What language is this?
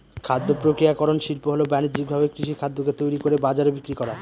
Bangla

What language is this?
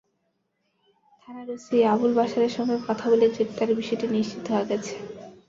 Bangla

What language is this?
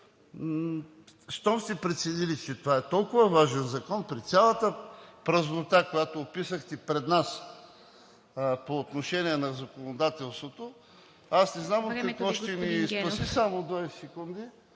Bulgarian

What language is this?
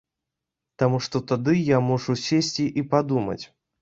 Belarusian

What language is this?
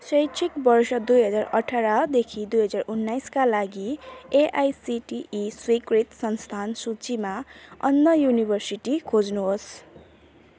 Nepali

